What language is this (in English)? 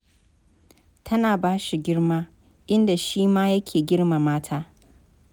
Hausa